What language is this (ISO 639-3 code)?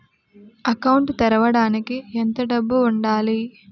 tel